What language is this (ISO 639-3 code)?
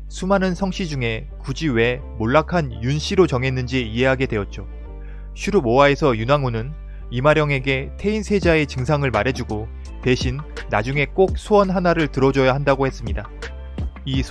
kor